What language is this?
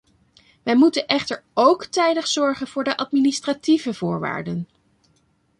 Dutch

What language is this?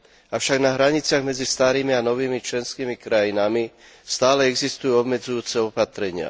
Slovak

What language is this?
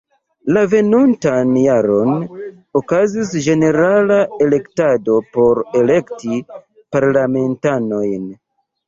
Esperanto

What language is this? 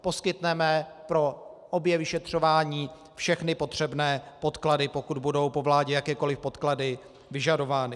Czech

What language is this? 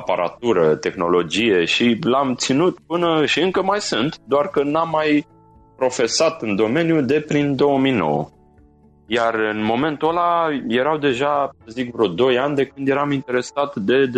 Romanian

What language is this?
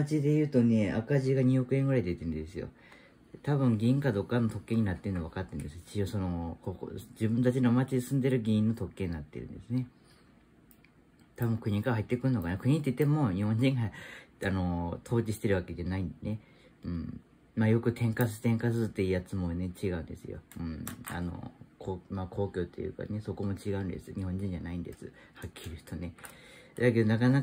Japanese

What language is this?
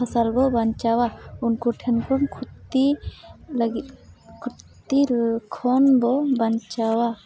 Santali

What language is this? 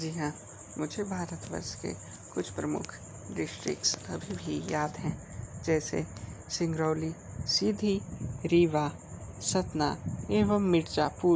Hindi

